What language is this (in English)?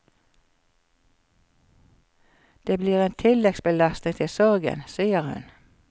Norwegian